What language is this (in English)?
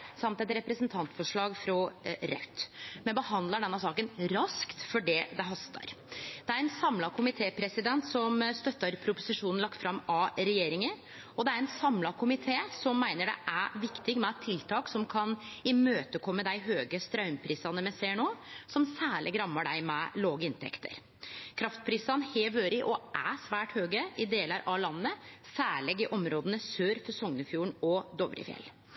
Norwegian Nynorsk